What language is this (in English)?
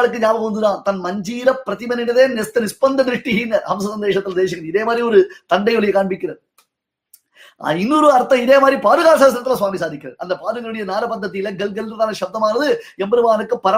Tamil